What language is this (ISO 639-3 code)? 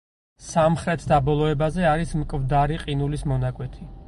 kat